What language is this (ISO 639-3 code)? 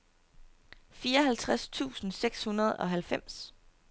dan